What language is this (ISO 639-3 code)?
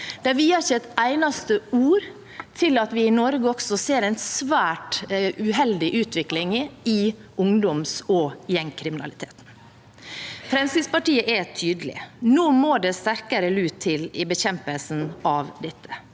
nor